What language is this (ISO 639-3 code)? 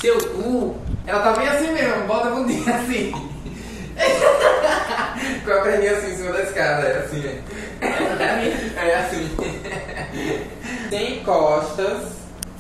por